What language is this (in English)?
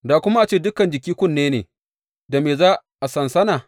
Hausa